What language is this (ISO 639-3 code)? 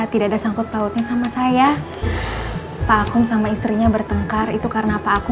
ind